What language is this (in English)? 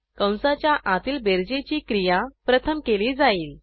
Marathi